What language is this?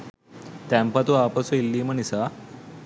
Sinhala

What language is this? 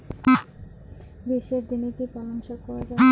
Bangla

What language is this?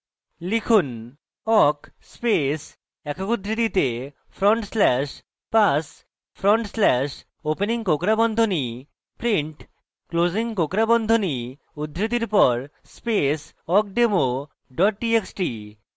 Bangla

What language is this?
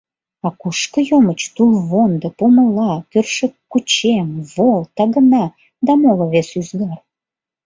Mari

